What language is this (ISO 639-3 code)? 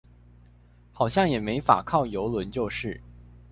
zho